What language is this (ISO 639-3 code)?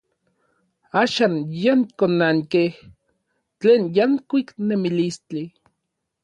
nlv